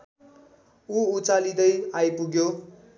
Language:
Nepali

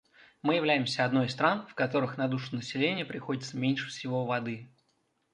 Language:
Russian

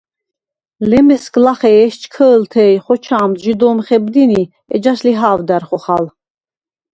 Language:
Svan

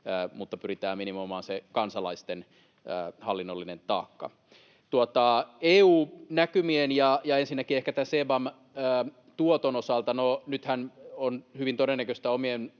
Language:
Finnish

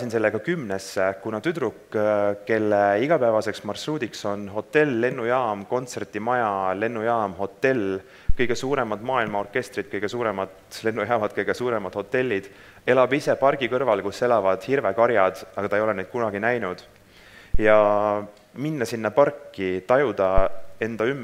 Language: Finnish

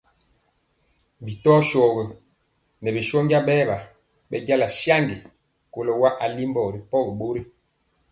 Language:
Mpiemo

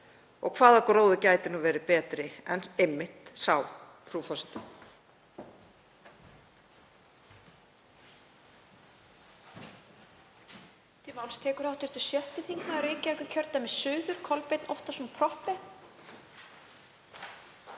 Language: Icelandic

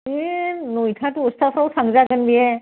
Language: Bodo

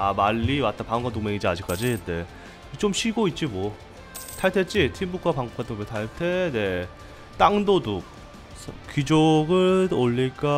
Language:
Korean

